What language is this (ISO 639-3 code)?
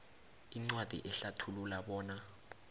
nbl